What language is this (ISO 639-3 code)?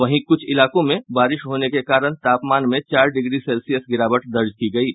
hin